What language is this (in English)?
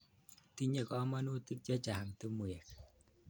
Kalenjin